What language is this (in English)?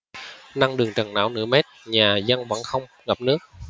Vietnamese